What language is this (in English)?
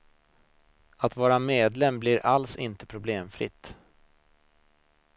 Swedish